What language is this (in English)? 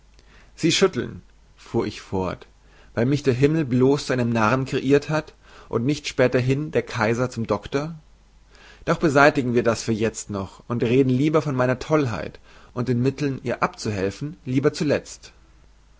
German